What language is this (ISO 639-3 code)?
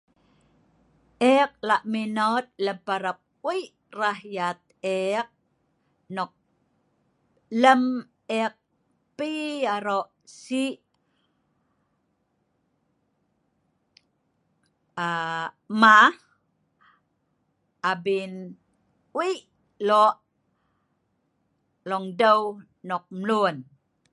snv